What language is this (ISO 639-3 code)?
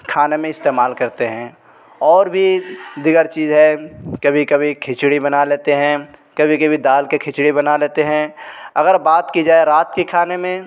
urd